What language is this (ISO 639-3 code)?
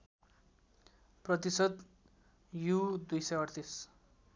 nep